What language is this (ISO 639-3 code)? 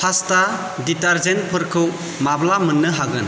brx